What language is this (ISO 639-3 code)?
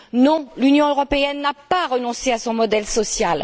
fra